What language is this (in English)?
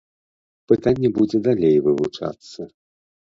Belarusian